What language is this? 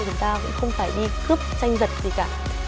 Vietnamese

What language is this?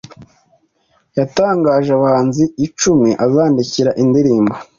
Kinyarwanda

